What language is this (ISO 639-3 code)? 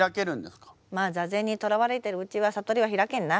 jpn